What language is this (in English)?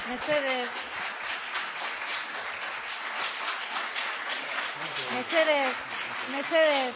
Basque